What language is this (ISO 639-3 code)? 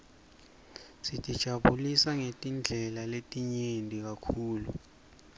ssw